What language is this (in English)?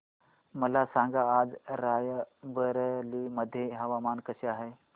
Marathi